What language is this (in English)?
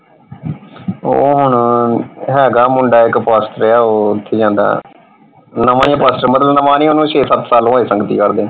Punjabi